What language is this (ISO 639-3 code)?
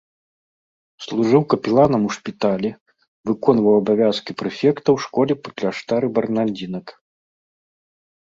bel